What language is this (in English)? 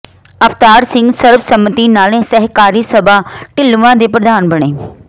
Punjabi